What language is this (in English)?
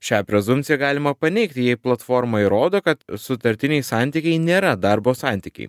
Lithuanian